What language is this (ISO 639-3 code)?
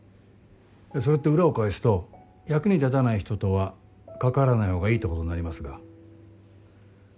jpn